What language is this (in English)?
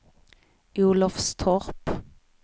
Swedish